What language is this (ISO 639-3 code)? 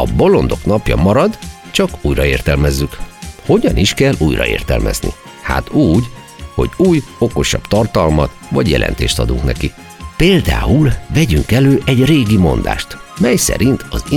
hun